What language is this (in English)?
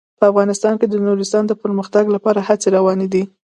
Pashto